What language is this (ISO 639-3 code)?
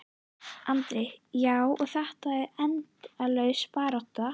isl